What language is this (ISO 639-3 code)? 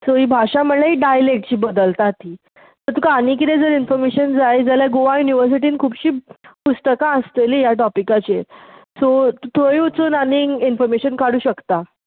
kok